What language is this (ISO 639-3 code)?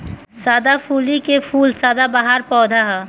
bho